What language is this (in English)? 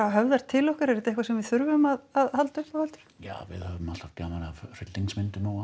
Icelandic